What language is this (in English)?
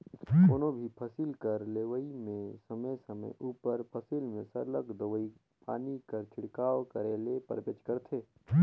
Chhattisgarhi